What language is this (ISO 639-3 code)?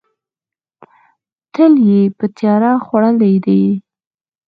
pus